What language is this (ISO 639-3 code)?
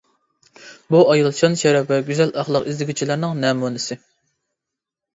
uig